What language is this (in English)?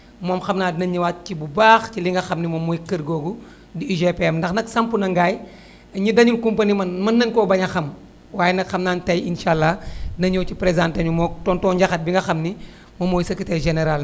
Wolof